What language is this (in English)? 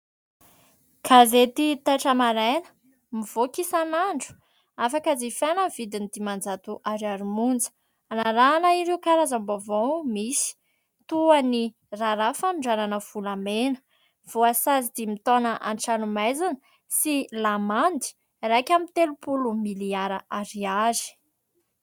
Malagasy